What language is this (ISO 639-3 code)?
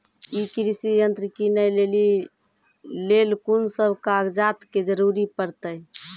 mai